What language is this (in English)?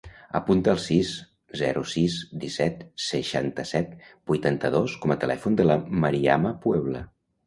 Catalan